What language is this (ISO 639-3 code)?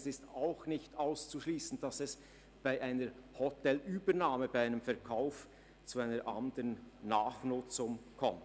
gsw